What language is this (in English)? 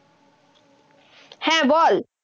Bangla